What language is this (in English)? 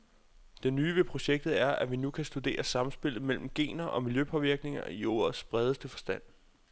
Danish